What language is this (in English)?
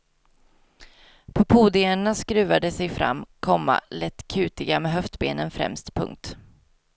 Swedish